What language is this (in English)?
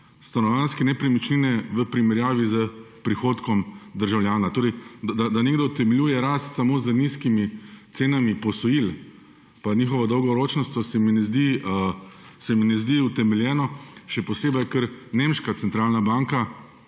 Slovenian